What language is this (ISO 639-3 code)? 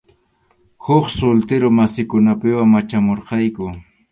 qxu